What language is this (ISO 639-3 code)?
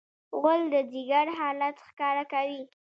pus